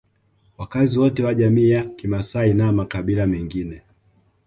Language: Swahili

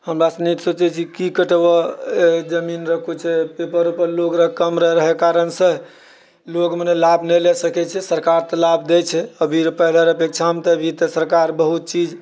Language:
Maithili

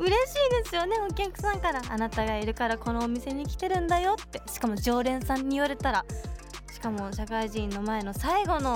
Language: Japanese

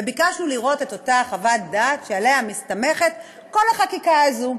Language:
Hebrew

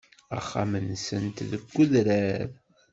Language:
Kabyle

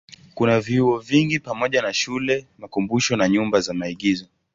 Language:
Swahili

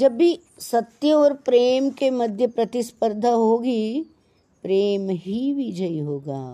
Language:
Hindi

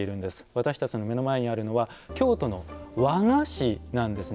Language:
Japanese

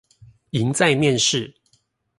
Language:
Chinese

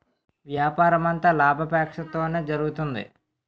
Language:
Telugu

